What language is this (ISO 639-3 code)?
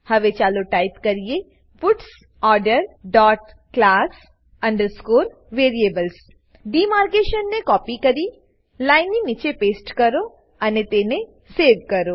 guj